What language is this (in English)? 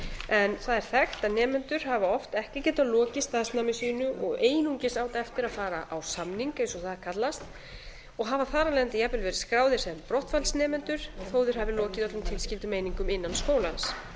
Icelandic